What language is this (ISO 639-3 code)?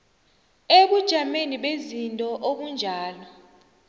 nbl